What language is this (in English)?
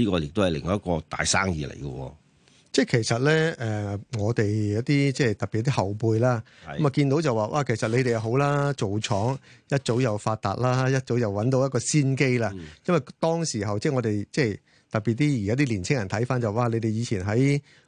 Chinese